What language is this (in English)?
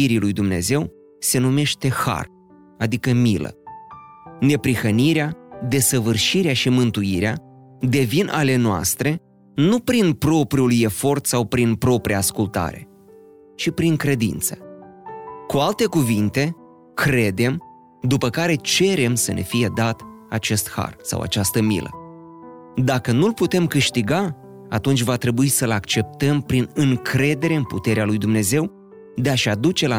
Romanian